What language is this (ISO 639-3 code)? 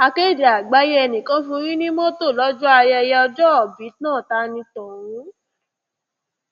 yor